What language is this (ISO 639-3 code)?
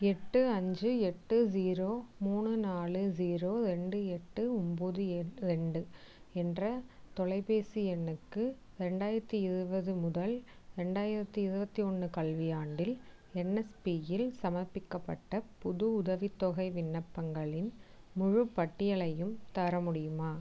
tam